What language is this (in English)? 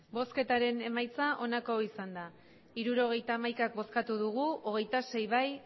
Basque